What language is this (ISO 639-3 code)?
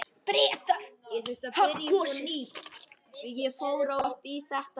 isl